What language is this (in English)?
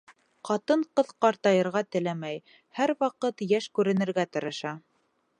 Bashkir